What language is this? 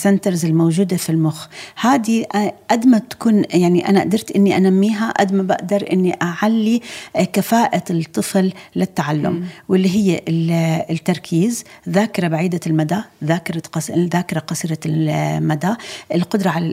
Arabic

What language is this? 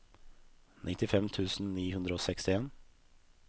Norwegian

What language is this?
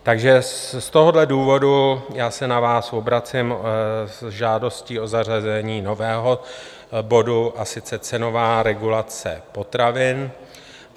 Czech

